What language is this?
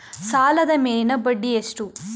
Kannada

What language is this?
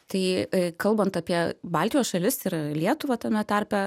Lithuanian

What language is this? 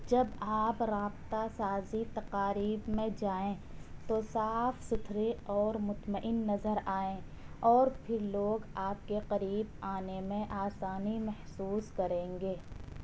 Urdu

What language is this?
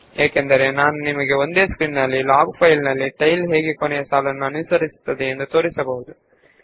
Kannada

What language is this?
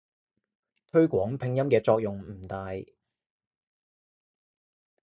Cantonese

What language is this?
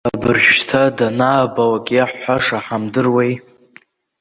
Abkhazian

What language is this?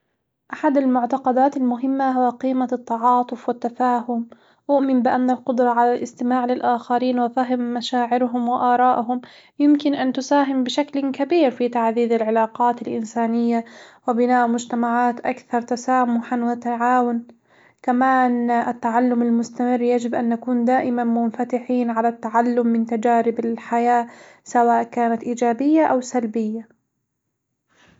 Hijazi Arabic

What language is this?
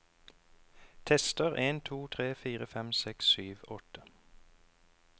Norwegian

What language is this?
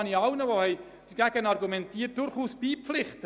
Swiss German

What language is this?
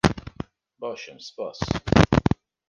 Kurdish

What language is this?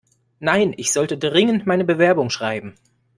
German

